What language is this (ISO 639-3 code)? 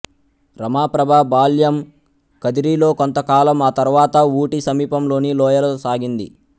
tel